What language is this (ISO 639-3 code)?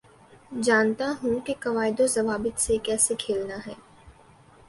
urd